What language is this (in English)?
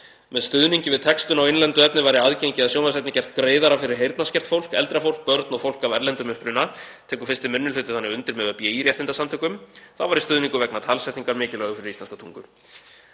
Icelandic